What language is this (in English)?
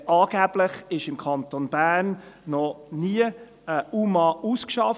Swiss German